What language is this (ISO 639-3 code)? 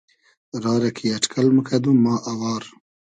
haz